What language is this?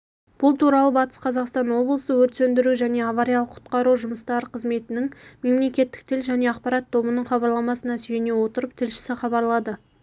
Kazakh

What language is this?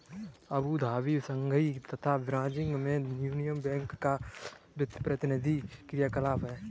Hindi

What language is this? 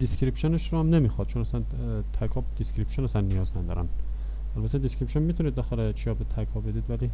Persian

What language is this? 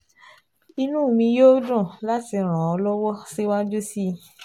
Yoruba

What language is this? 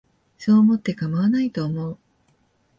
Japanese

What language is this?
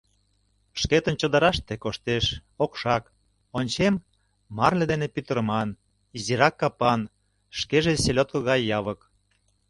Mari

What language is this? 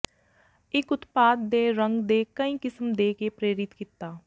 Punjabi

